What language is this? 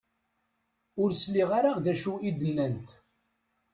Kabyle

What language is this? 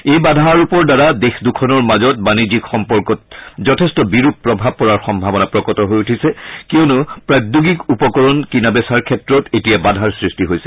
Assamese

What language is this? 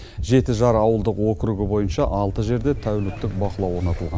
Kazakh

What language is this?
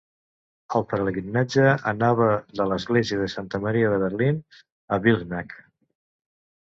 Catalan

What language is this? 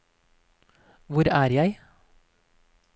Norwegian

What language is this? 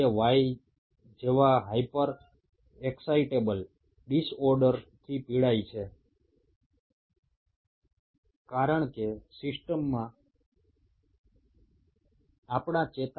Bangla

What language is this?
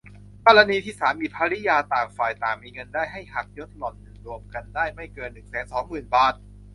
Thai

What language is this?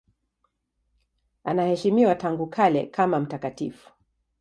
Swahili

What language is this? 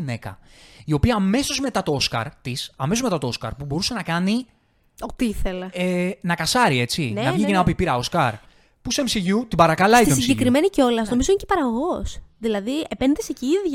Greek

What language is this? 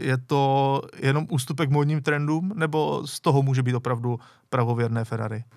Czech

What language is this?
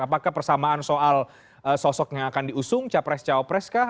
Indonesian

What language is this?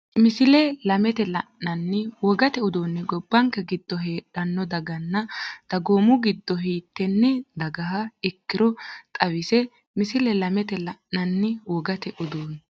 Sidamo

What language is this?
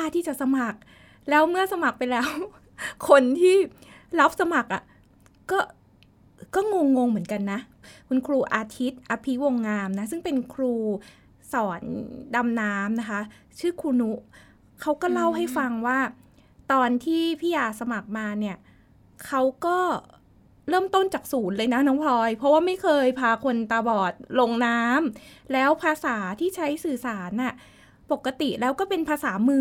Thai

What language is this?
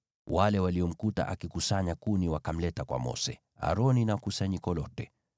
Swahili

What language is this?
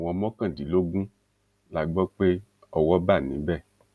Yoruba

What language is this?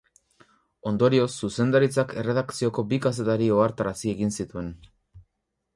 Basque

